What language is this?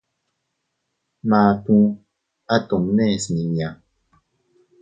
Teutila Cuicatec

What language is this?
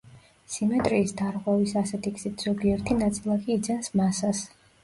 Georgian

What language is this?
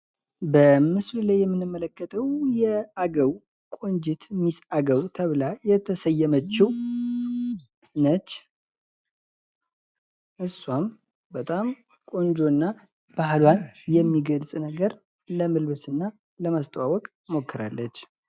Amharic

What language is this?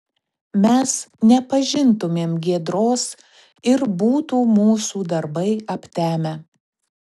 Lithuanian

